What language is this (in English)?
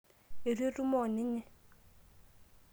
Masai